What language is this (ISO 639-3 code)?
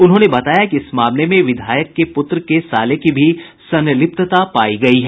hin